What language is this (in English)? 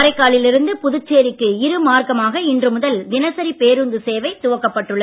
Tamil